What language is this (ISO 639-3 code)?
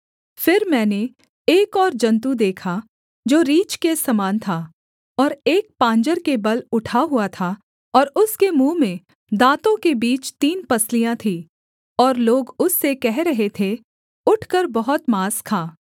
hin